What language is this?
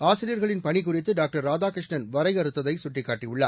Tamil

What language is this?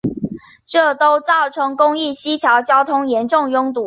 Chinese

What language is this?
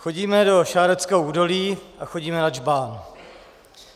Czech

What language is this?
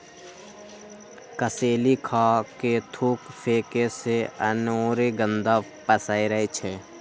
Magahi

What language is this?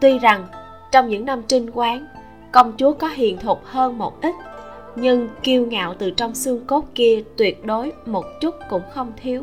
Vietnamese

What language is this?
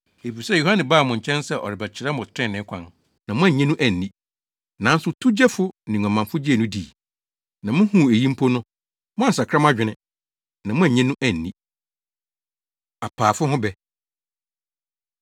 Akan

